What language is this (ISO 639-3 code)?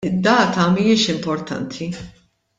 mlt